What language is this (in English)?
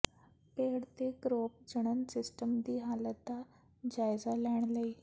Punjabi